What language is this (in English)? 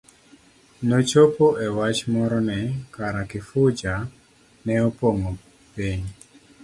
Luo (Kenya and Tanzania)